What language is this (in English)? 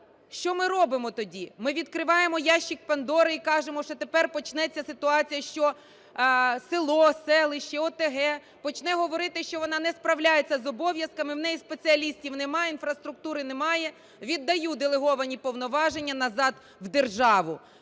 Ukrainian